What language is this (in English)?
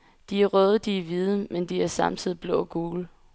Danish